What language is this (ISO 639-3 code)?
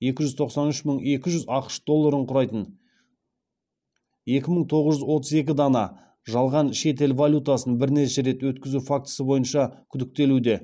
kaz